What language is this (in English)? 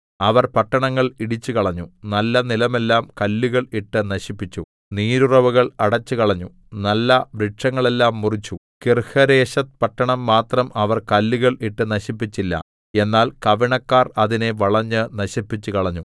Malayalam